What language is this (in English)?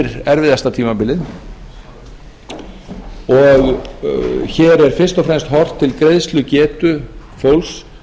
Icelandic